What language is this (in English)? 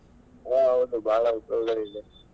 Kannada